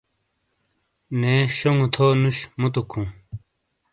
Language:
Shina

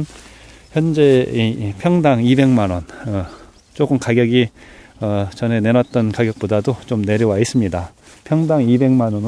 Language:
Korean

